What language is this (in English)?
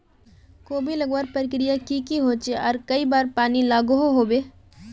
Magahi